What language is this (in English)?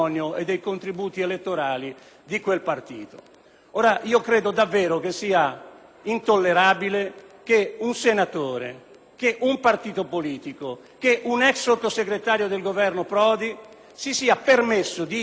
Italian